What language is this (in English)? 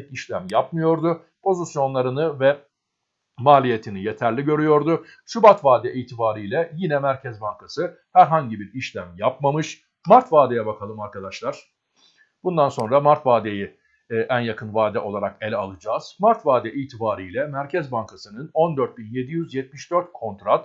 Turkish